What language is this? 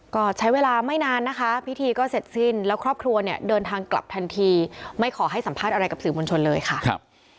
Thai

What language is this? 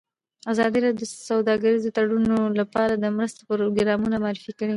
Pashto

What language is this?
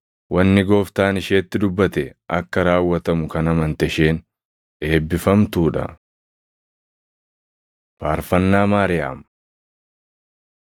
Oromo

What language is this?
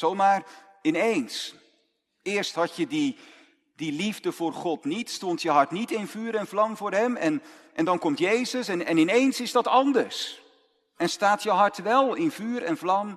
Dutch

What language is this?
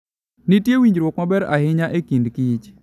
Luo (Kenya and Tanzania)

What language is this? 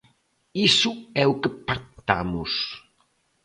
Galician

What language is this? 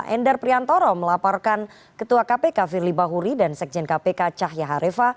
Indonesian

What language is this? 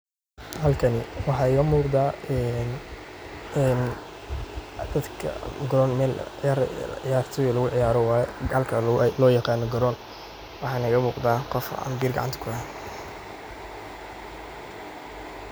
Somali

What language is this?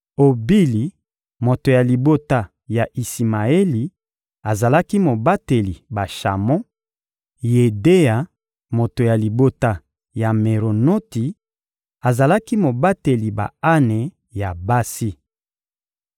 Lingala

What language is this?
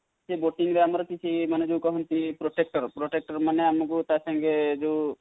Odia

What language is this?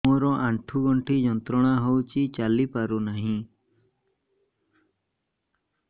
Odia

